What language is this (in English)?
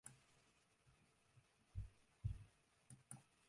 Western Frisian